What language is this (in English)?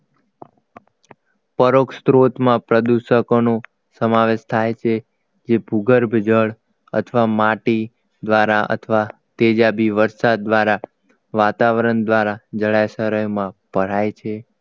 Gujarati